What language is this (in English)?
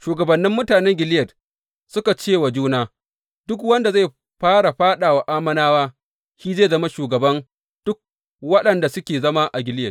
Hausa